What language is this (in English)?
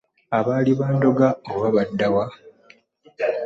Ganda